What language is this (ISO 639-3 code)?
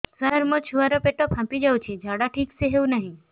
ori